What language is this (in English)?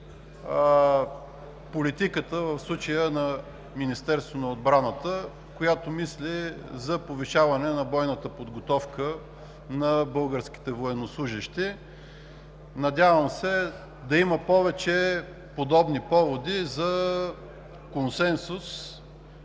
Bulgarian